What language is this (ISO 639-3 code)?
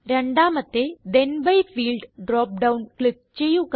mal